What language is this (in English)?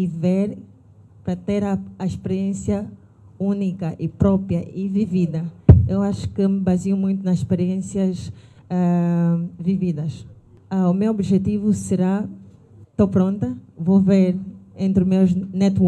Portuguese